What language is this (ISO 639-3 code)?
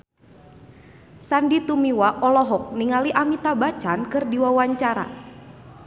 sun